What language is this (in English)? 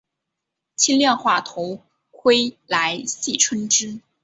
Chinese